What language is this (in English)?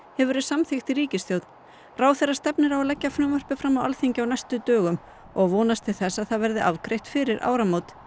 Icelandic